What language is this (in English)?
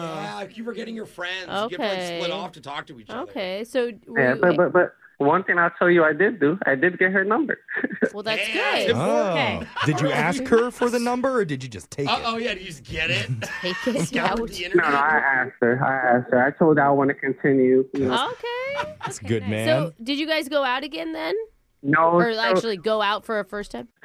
English